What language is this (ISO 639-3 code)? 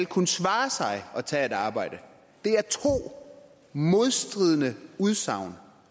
dan